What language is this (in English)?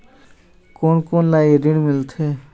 Chhattisgarhi